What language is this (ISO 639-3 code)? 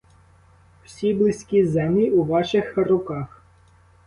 ukr